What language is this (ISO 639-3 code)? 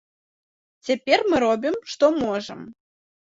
bel